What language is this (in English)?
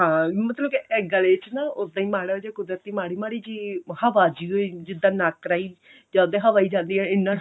Punjabi